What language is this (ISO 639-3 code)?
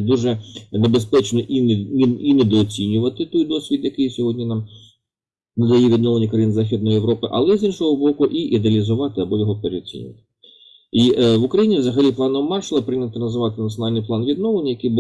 ukr